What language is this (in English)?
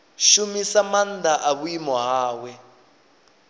Venda